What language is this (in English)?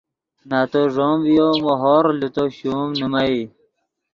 Yidgha